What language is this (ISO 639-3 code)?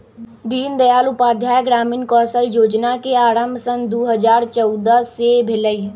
mag